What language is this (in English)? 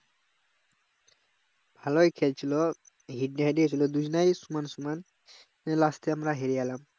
Bangla